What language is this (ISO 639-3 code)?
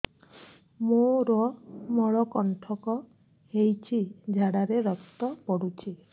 ori